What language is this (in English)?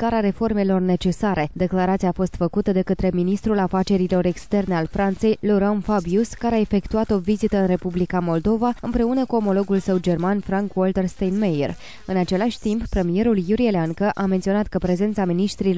Romanian